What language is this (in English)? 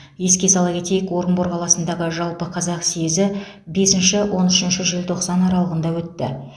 Kazakh